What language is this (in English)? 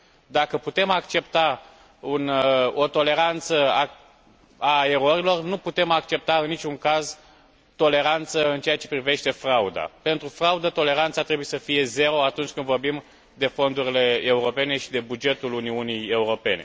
Romanian